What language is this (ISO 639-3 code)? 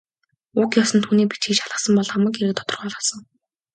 mon